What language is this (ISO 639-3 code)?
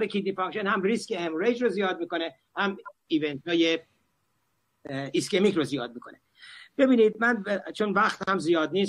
fas